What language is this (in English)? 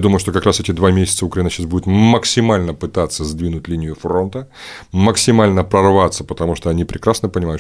Russian